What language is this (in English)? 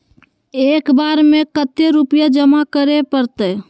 Magahi